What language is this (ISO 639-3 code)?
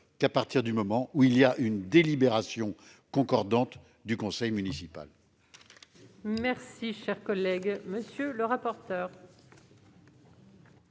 fra